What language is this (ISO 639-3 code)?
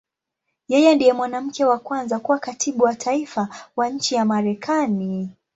swa